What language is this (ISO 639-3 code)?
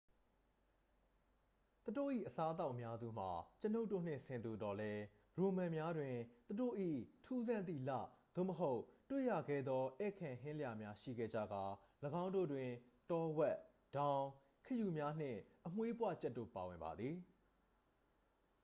mya